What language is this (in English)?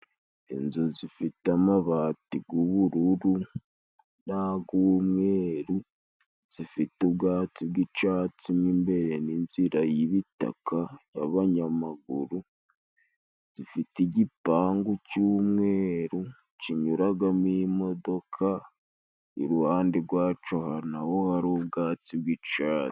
Kinyarwanda